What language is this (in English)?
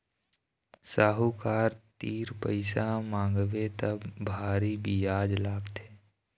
Chhattisgarhi